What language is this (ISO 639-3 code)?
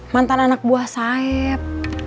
ind